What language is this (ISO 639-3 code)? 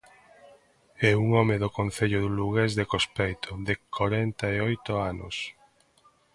glg